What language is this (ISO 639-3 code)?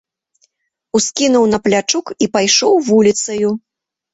bel